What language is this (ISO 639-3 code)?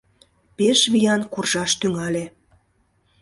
chm